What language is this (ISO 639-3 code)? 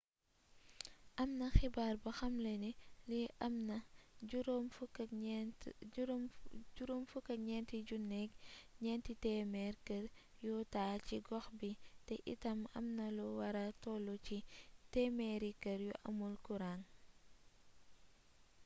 wol